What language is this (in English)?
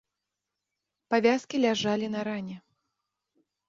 Belarusian